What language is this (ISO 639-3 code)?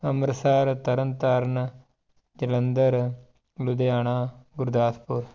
pan